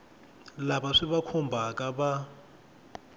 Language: Tsonga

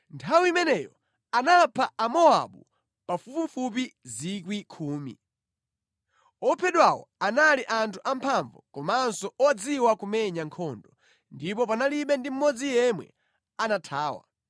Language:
Nyanja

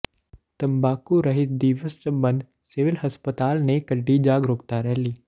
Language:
Punjabi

